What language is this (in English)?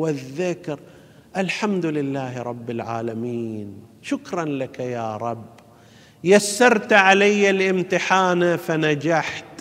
Arabic